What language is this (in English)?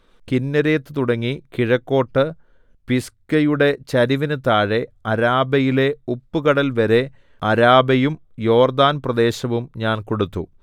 Malayalam